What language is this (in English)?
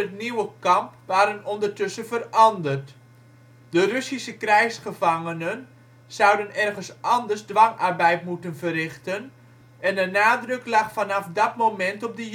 Dutch